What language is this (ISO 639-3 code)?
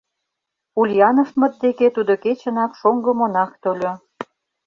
chm